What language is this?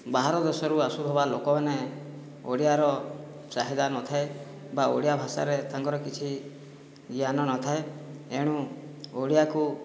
Odia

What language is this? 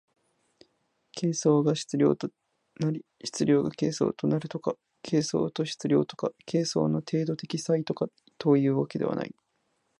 Japanese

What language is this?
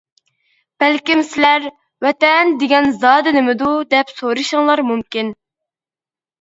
Uyghur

